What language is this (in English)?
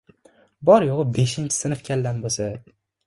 Uzbek